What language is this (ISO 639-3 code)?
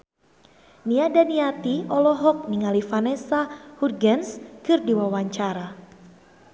sun